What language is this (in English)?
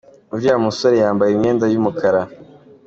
Kinyarwanda